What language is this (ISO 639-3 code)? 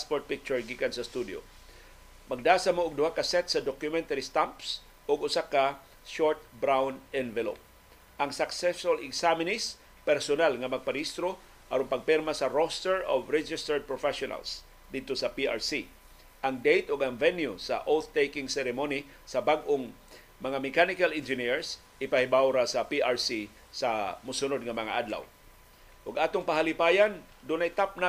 fil